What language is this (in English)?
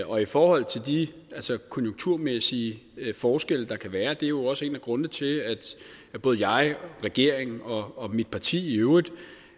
Danish